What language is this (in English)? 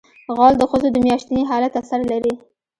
Pashto